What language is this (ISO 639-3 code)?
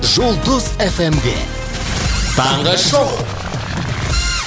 kaz